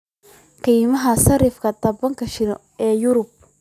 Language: Somali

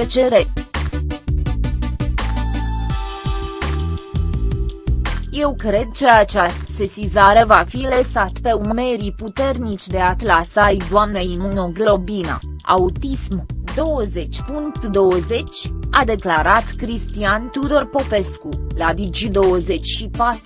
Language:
Romanian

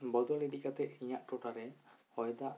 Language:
Santali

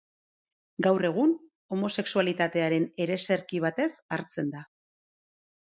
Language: Basque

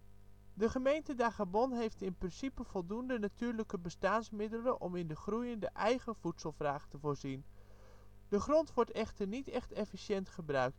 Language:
Dutch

